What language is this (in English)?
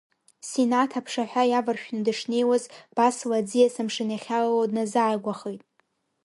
Abkhazian